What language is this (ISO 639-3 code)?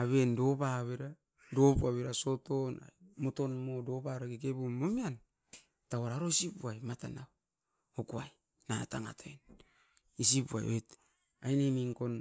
eiv